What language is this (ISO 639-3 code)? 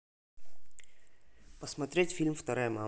rus